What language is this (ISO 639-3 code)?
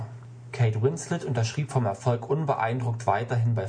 deu